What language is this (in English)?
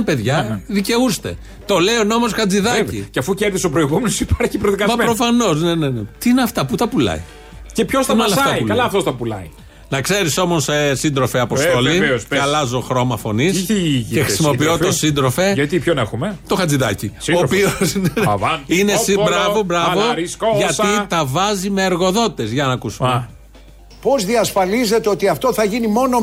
Greek